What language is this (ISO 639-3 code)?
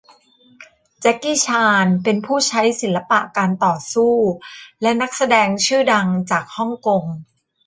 tha